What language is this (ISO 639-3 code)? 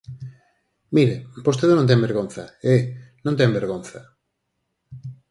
glg